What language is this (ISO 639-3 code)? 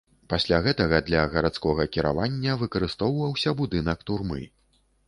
bel